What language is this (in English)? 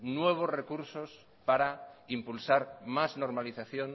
Spanish